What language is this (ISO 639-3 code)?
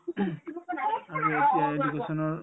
asm